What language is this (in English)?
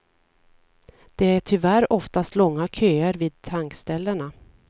Swedish